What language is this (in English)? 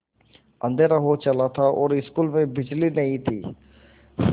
Hindi